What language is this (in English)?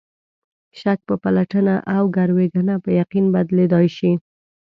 Pashto